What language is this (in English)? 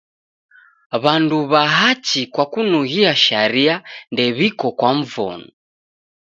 Taita